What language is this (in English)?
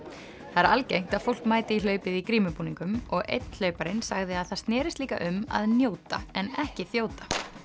Icelandic